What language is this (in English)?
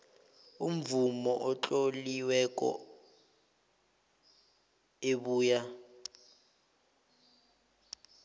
South Ndebele